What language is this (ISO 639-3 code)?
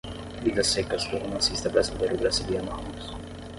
por